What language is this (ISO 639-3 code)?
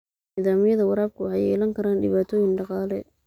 som